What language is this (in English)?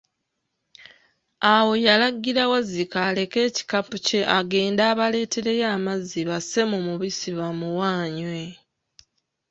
Ganda